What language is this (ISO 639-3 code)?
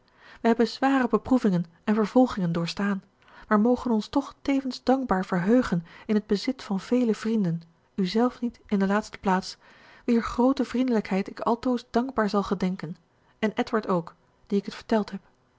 nld